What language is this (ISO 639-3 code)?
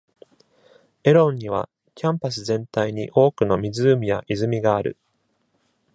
jpn